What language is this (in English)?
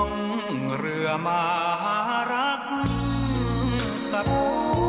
Thai